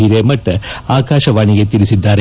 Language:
Kannada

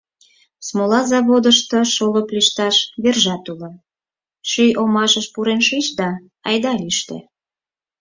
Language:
Mari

